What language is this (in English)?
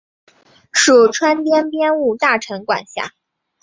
Chinese